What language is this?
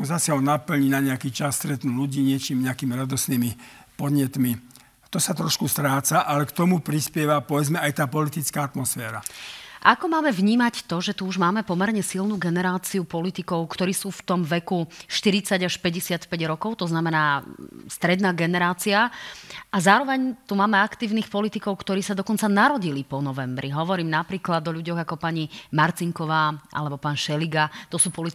Slovak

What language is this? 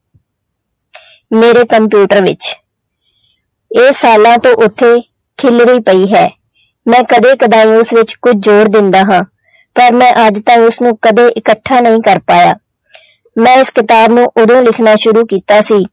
Punjabi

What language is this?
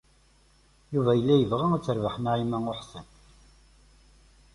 Kabyle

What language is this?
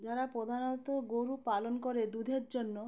Bangla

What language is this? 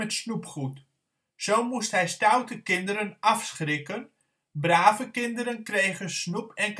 Dutch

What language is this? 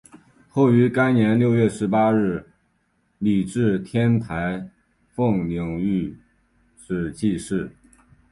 Chinese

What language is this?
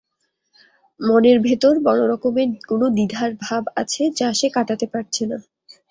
Bangla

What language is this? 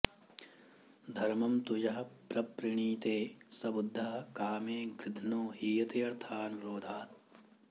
Sanskrit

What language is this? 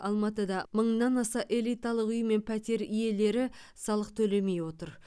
Kazakh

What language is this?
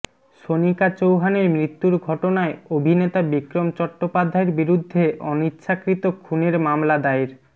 Bangla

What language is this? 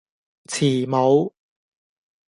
Cantonese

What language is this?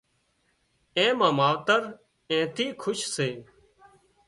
Wadiyara Koli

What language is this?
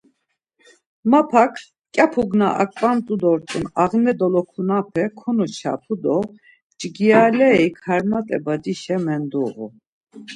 Laz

